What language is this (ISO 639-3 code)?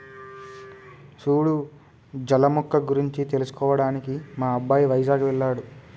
tel